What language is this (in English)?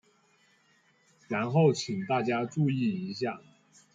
Chinese